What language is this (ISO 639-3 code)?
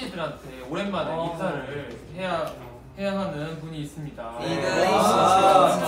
kor